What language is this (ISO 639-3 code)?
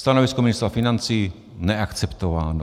ces